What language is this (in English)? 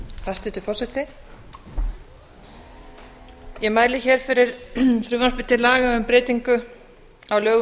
Icelandic